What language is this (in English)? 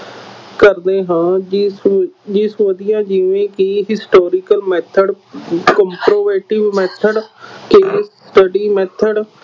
Punjabi